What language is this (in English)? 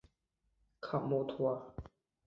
Chinese